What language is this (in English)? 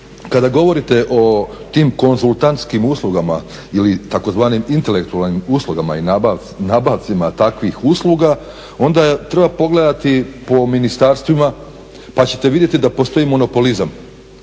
Croatian